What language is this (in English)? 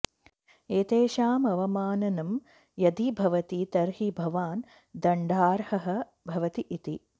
Sanskrit